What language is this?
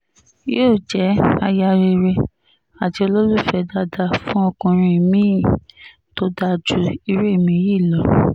Yoruba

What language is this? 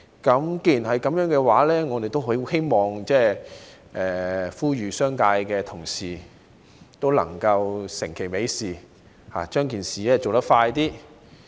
Cantonese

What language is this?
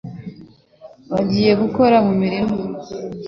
Kinyarwanda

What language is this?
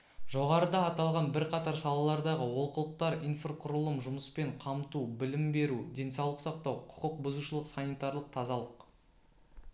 Kazakh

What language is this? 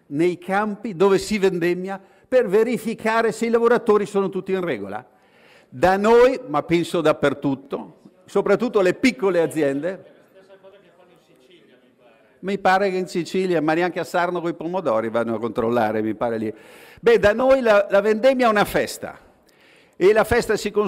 Italian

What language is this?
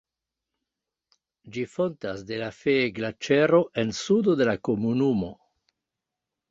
Esperanto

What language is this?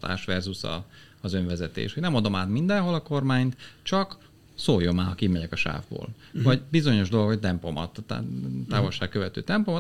Hungarian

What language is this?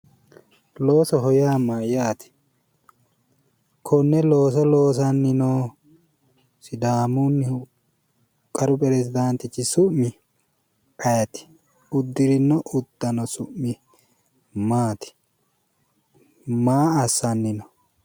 Sidamo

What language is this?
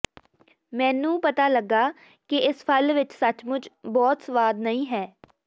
Punjabi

